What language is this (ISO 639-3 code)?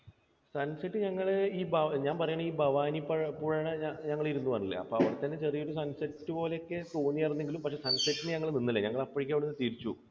mal